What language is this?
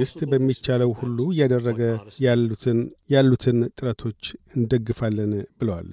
Amharic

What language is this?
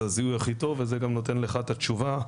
Hebrew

